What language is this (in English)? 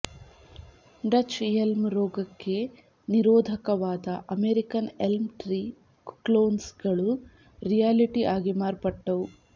Kannada